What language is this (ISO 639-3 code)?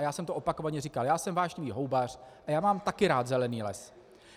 ces